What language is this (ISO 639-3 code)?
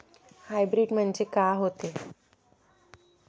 mar